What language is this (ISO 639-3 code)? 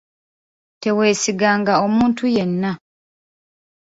lug